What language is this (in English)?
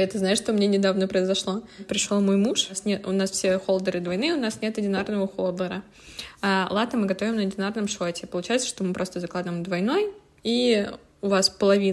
Russian